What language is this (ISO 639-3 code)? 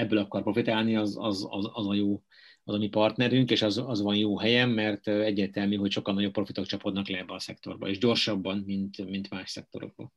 hun